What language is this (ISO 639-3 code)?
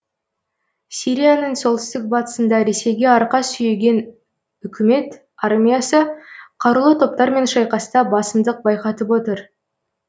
kaz